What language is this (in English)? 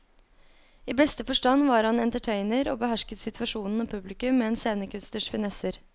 Norwegian